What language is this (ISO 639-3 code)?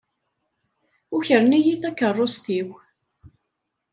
kab